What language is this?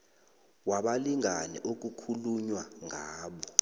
South Ndebele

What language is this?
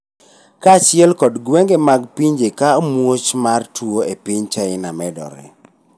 Luo (Kenya and Tanzania)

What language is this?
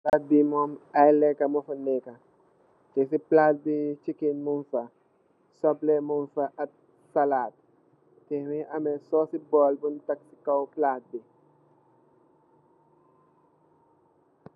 Wolof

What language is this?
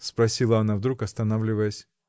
Russian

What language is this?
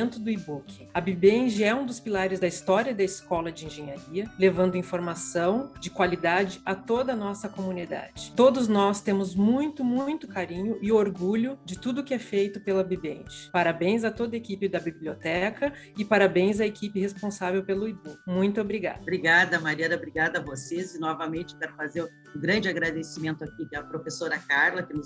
Portuguese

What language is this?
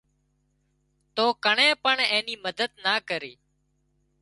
Wadiyara Koli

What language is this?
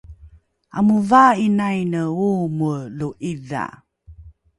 Rukai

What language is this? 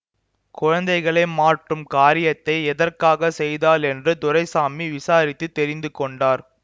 Tamil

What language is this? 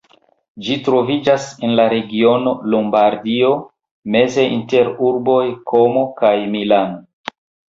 Esperanto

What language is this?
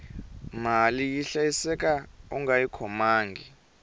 Tsonga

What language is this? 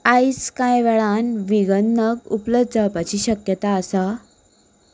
Konkani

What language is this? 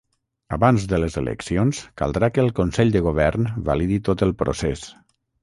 Catalan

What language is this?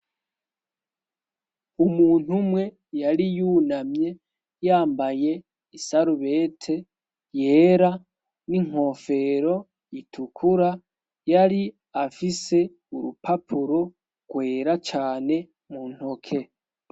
Rundi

